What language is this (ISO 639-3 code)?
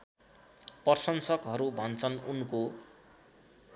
nep